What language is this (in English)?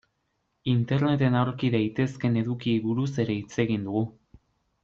Basque